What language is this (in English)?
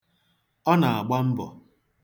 Igbo